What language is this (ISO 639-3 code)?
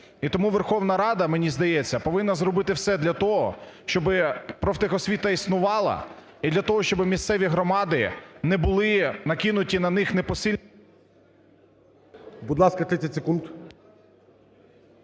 ukr